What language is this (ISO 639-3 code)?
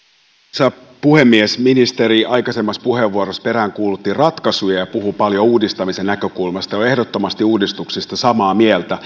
fin